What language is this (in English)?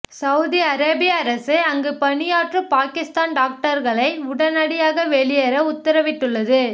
Tamil